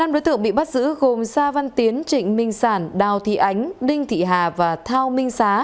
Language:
Vietnamese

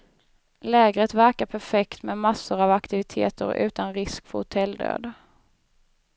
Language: Swedish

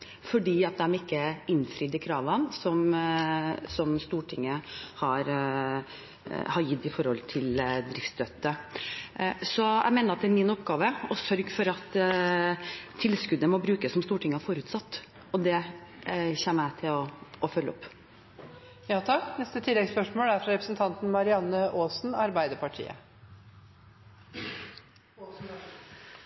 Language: Norwegian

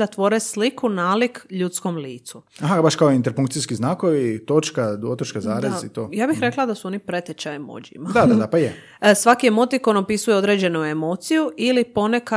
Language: Croatian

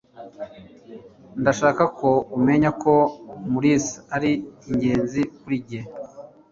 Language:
Kinyarwanda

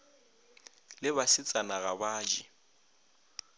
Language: Northern Sotho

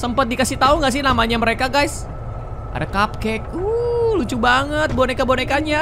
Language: Indonesian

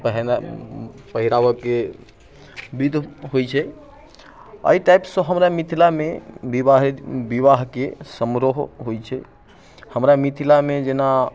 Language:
Maithili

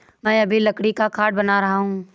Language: Hindi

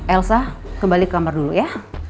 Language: Indonesian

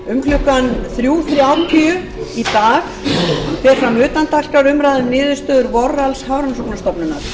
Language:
Icelandic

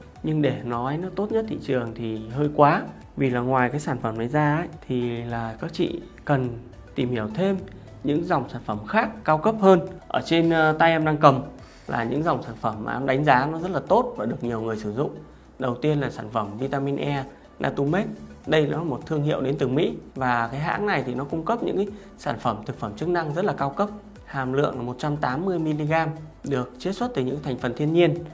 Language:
Vietnamese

